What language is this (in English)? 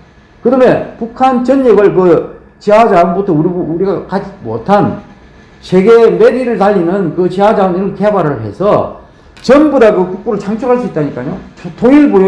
Korean